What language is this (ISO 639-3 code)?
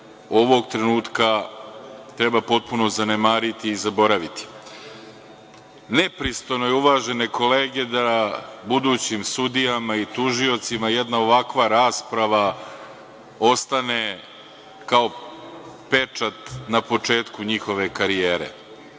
srp